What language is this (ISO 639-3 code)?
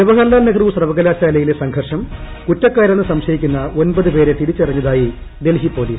mal